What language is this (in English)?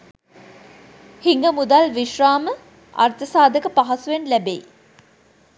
Sinhala